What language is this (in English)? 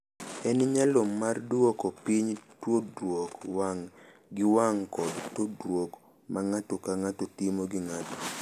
Luo (Kenya and Tanzania)